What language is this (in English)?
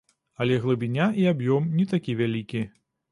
Belarusian